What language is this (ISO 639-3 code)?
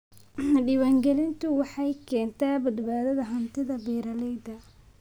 som